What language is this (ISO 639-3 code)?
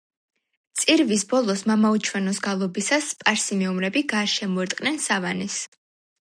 kat